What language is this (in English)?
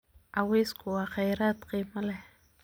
Somali